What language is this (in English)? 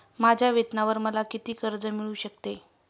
Marathi